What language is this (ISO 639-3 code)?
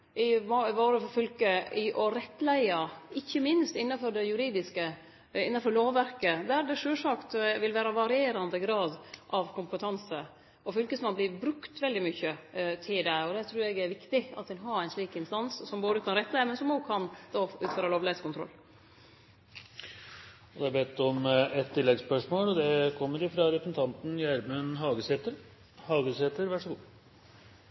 nor